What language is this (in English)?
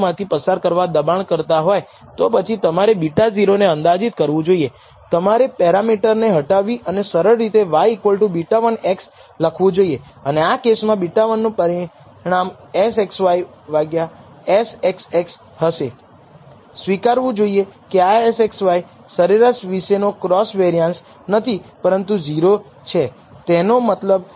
Gujarati